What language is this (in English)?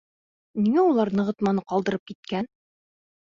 Bashkir